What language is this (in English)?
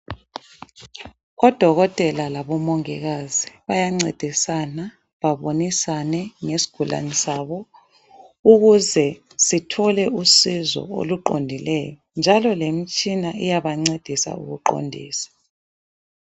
North Ndebele